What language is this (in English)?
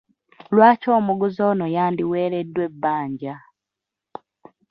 Ganda